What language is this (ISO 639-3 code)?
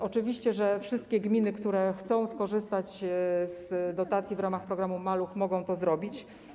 pol